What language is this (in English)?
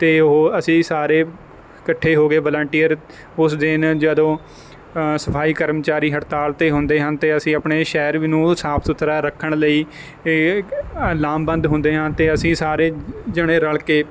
Punjabi